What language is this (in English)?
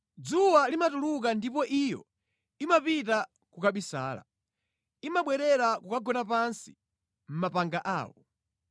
Nyanja